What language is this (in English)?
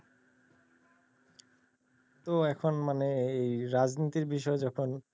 Bangla